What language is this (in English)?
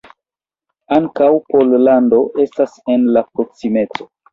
Esperanto